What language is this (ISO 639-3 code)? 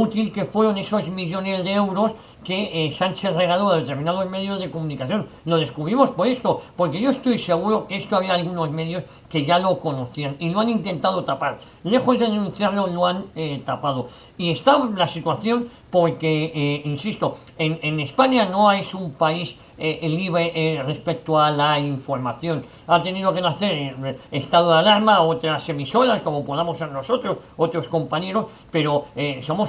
spa